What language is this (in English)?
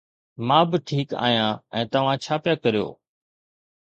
Sindhi